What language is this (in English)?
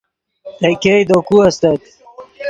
Yidgha